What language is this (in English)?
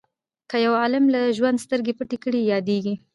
Pashto